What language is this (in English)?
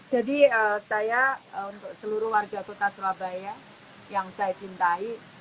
Indonesian